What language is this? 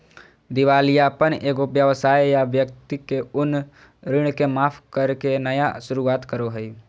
Magahi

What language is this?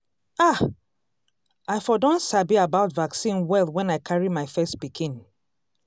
Nigerian Pidgin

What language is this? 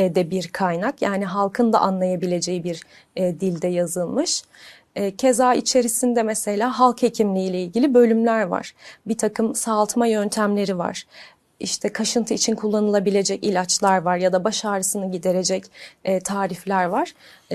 Turkish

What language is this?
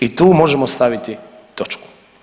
Croatian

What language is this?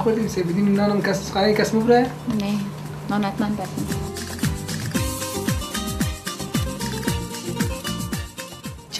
Arabic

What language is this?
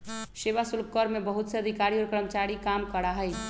Magahi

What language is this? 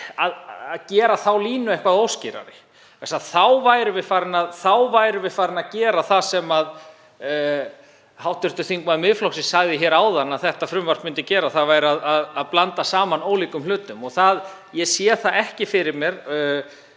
Icelandic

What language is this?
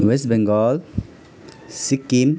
Nepali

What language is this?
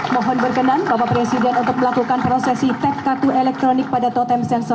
Indonesian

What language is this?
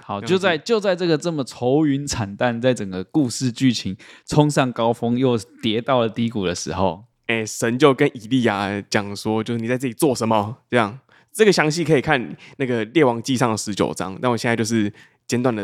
Chinese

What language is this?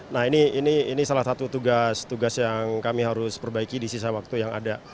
Indonesian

